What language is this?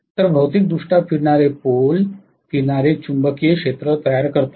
Marathi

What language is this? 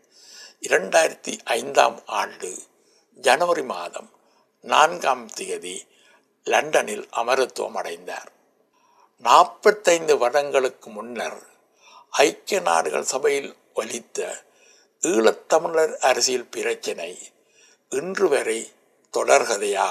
Tamil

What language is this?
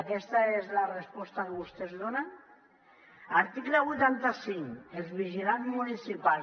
Catalan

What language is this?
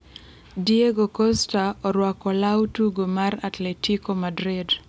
Luo (Kenya and Tanzania)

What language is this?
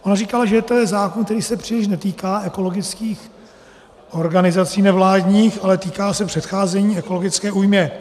Czech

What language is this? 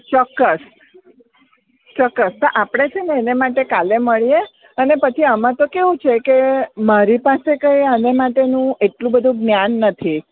Gujarati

